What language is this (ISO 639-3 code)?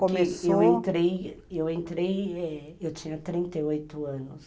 por